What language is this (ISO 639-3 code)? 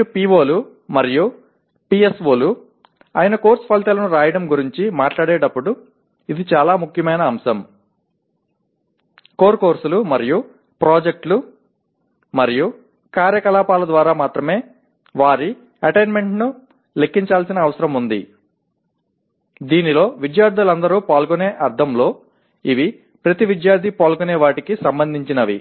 tel